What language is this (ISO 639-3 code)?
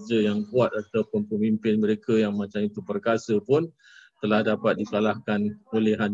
msa